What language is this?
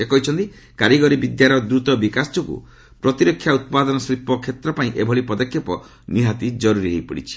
Odia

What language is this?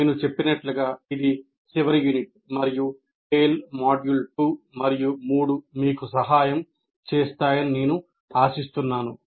Telugu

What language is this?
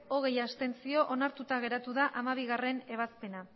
Basque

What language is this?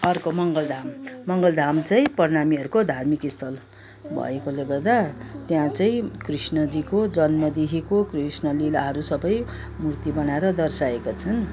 Nepali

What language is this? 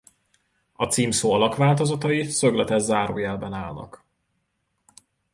Hungarian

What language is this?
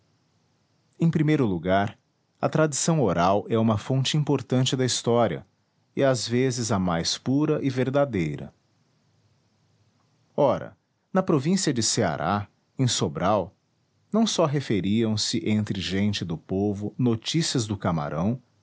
Portuguese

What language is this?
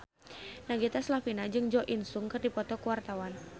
Sundanese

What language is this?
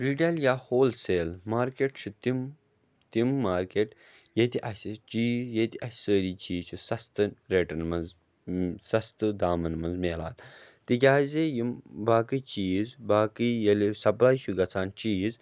Kashmiri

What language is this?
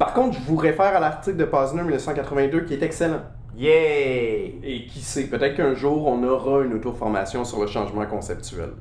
French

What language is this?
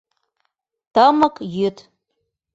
Mari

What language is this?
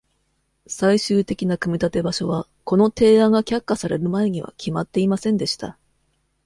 Japanese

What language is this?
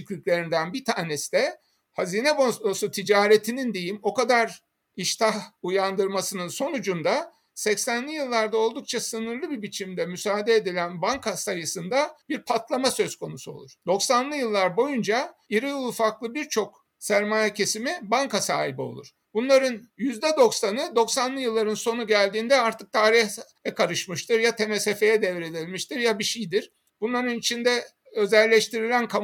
Turkish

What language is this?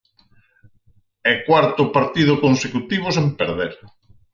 Galician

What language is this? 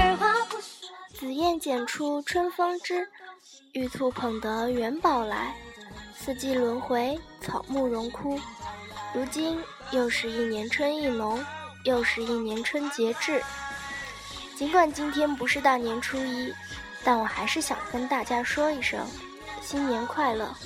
Chinese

